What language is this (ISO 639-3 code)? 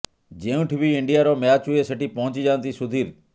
ori